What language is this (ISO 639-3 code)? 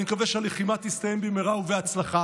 heb